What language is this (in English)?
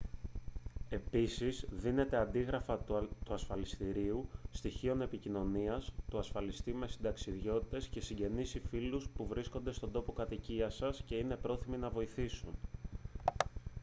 Greek